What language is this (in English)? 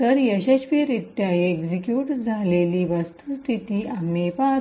Marathi